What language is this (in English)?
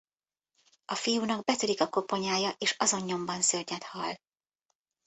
Hungarian